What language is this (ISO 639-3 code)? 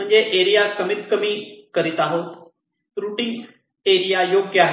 mar